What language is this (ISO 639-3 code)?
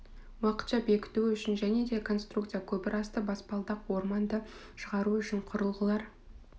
kaz